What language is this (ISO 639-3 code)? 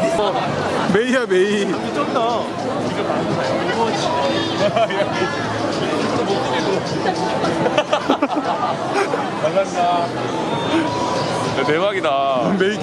kor